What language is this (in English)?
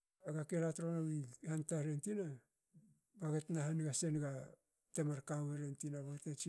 Hakö